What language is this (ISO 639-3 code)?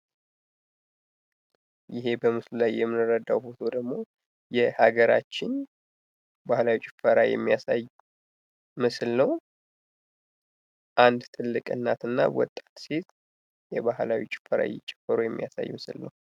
amh